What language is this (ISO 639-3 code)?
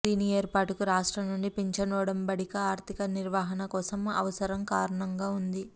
tel